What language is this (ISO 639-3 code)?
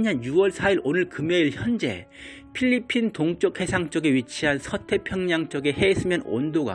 kor